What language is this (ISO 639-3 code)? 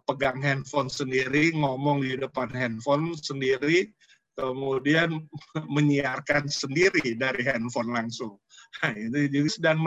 ind